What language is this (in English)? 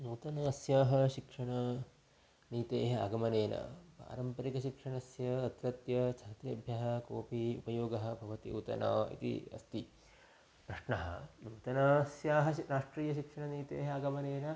Sanskrit